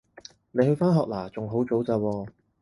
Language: Cantonese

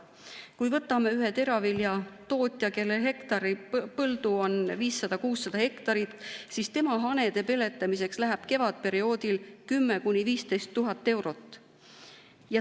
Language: Estonian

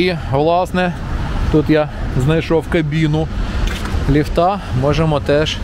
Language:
Ukrainian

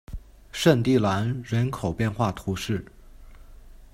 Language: Chinese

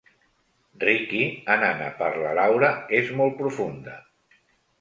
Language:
Catalan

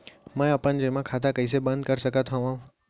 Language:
Chhattisgarhi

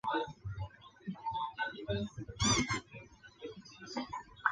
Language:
Chinese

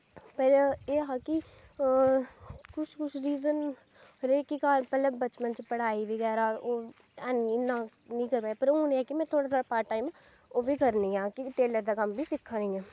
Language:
Dogri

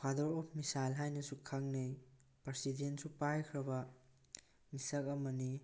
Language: Manipuri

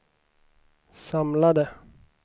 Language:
Swedish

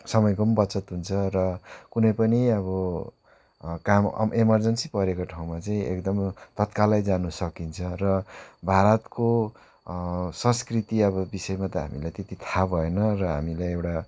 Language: Nepali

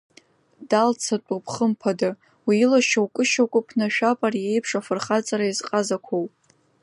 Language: Abkhazian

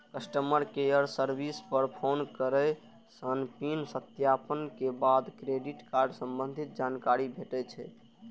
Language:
Maithili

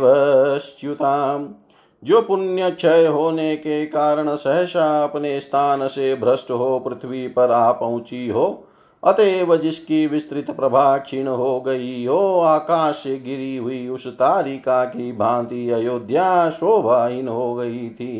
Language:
Hindi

